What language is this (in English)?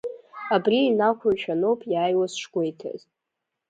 Abkhazian